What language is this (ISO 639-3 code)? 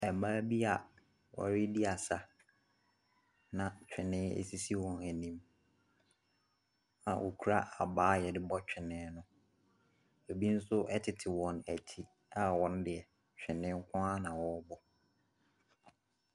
aka